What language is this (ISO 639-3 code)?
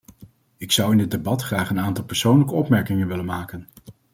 nld